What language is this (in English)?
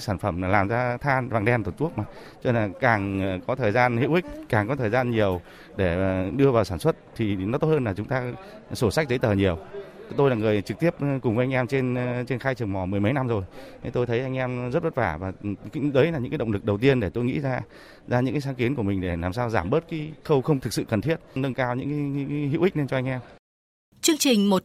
Vietnamese